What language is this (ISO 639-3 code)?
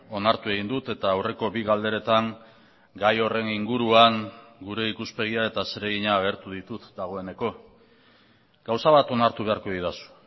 eus